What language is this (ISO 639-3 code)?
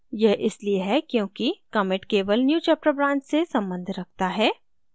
hin